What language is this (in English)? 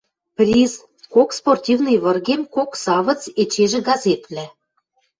Western Mari